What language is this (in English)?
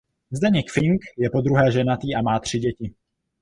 Czech